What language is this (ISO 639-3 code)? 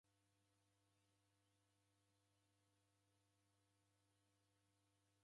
dav